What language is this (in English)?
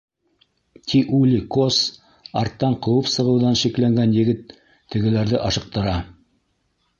Bashkir